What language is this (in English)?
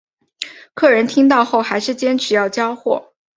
Chinese